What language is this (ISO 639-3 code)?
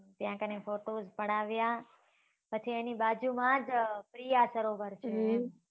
guj